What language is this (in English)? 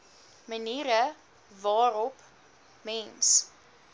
Afrikaans